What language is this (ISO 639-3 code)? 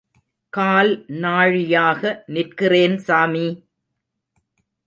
tam